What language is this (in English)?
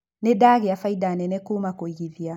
Kikuyu